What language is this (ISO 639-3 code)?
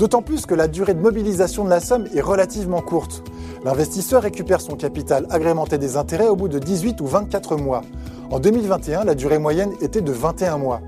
fra